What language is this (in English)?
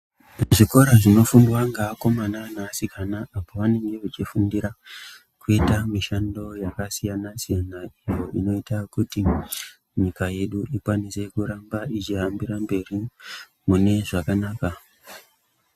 Ndau